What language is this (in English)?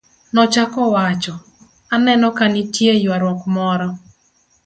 Luo (Kenya and Tanzania)